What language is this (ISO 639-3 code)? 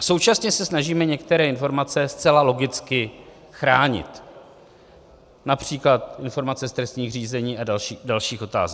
ces